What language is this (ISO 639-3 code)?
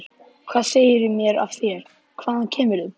isl